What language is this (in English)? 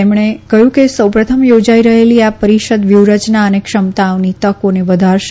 Gujarati